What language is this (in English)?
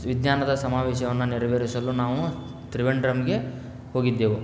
Kannada